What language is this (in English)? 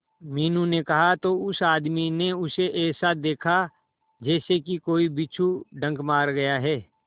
Hindi